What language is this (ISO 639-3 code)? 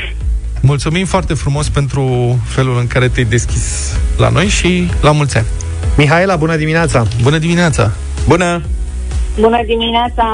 ron